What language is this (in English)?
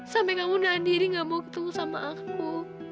Indonesian